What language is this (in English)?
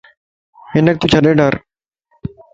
Lasi